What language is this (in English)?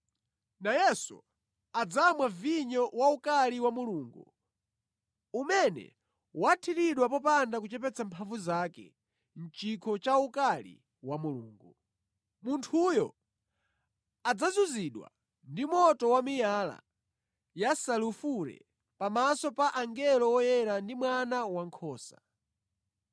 Nyanja